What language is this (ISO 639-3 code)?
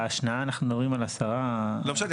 heb